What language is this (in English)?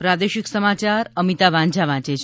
Gujarati